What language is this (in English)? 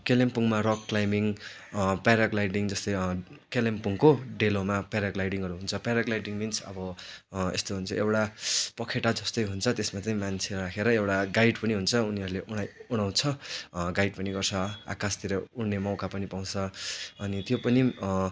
Nepali